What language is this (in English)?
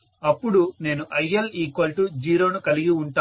Telugu